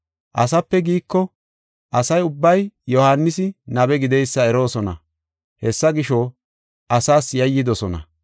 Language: Gofa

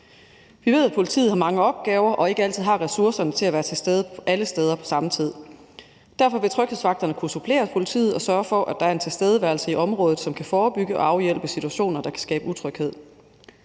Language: Danish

